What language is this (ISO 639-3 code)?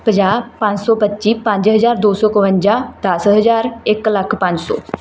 pan